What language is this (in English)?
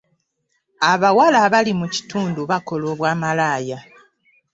Ganda